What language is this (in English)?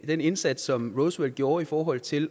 Danish